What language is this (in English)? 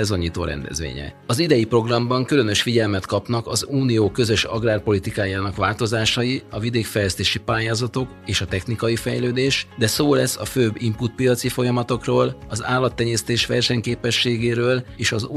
Hungarian